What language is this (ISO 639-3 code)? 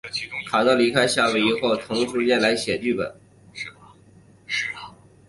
zho